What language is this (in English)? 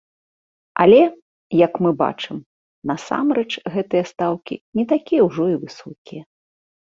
Belarusian